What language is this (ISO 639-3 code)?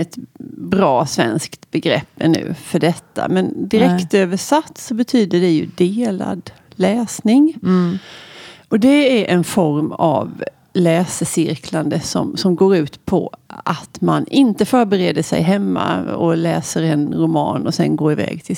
swe